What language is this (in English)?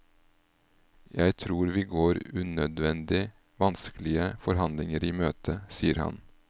Norwegian